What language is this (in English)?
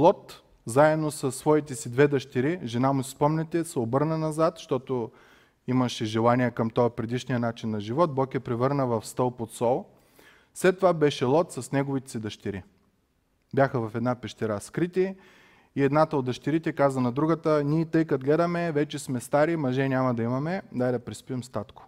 Bulgarian